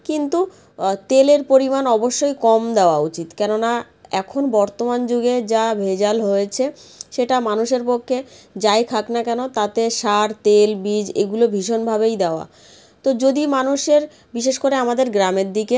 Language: Bangla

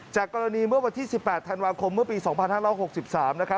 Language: Thai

